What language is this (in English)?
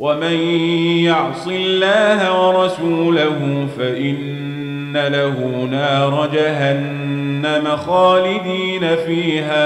Arabic